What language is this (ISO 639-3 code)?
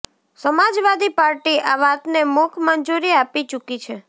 guj